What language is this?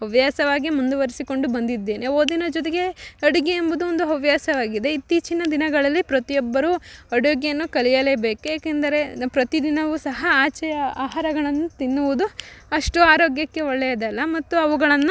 Kannada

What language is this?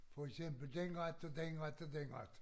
Danish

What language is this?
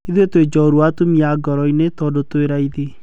Kikuyu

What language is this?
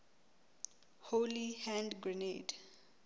Southern Sotho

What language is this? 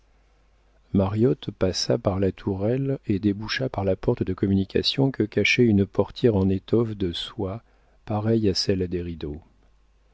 French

